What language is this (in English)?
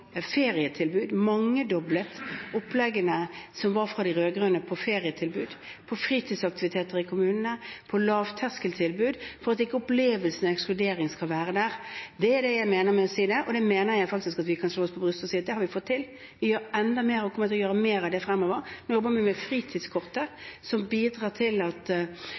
Norwegian Bokmål